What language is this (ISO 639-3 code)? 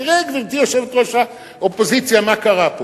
heb